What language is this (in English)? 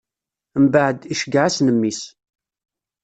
Kabyle